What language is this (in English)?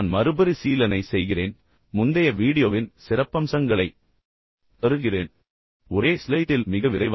Tamil